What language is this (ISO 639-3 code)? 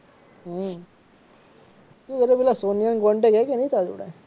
guj